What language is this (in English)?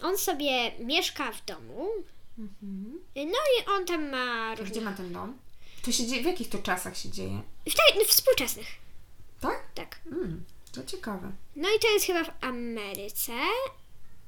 Polish